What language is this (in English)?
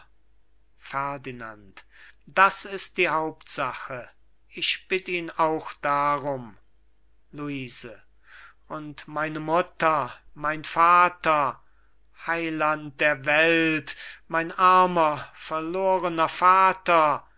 German